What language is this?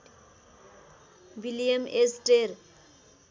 Nepali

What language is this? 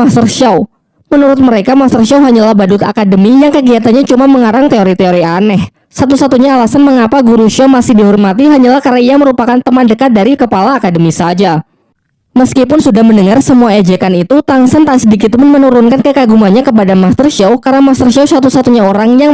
Indonesian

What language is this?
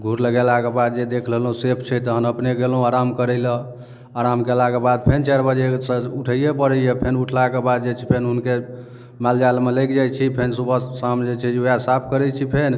Maithili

